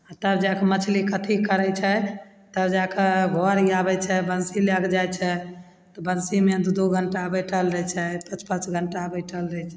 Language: Maithili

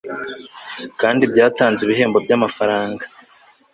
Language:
Kinyarwanda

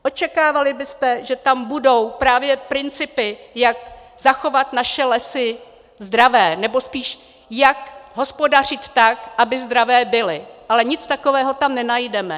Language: Czech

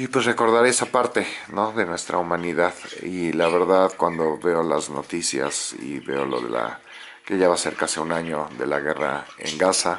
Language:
Spanish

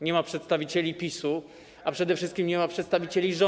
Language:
Polish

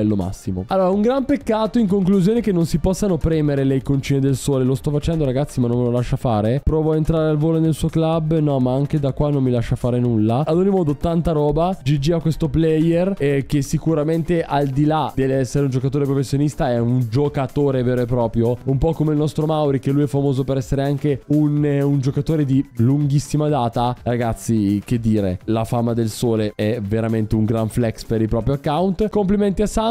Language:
Italian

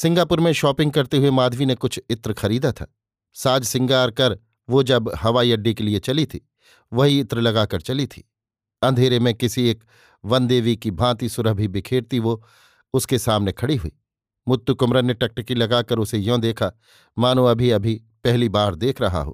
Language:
Hindi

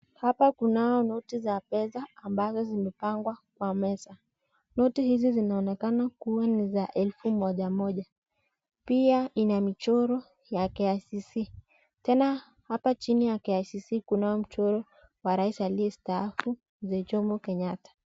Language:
Swahili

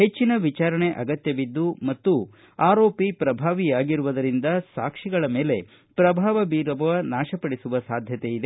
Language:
Kannada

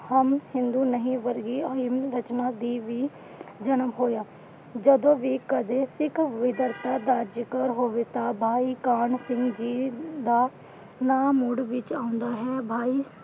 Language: Punjabi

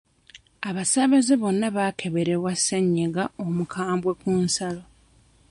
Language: Ganda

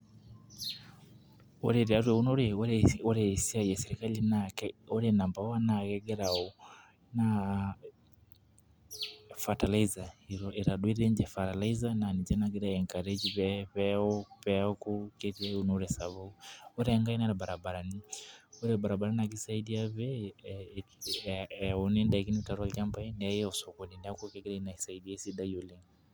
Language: Masai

